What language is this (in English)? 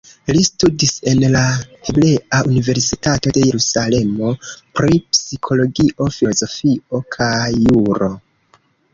Esperanto